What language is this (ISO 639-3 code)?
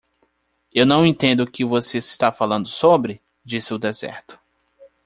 por